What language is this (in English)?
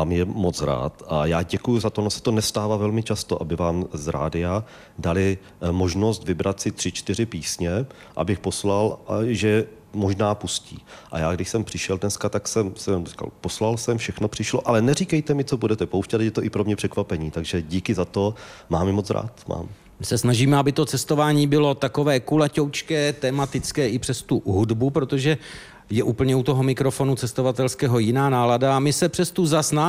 Czech